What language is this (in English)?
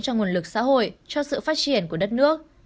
Vietnamese